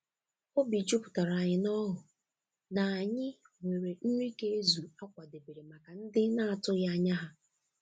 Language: Igbo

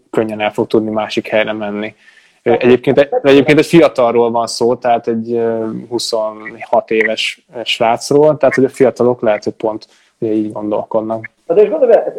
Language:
Hungarian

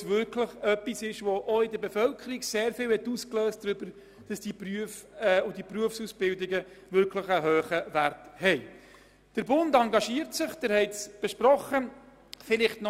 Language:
Swiss German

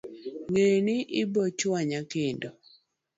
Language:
Luo (Kenya and Tanzania)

